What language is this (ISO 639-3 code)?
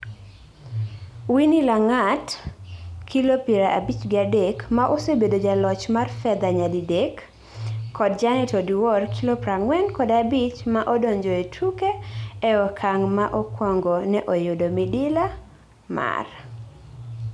luo